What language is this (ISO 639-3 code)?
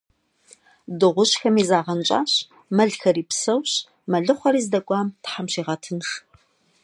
kbd